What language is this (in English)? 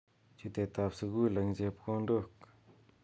Kalenjin